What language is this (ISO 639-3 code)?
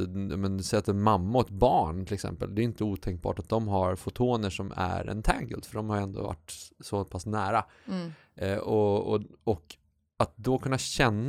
swe